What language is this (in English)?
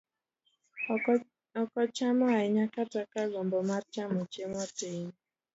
Luo (Kenya and Tanzania)